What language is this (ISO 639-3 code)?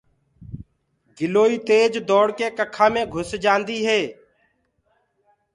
ggg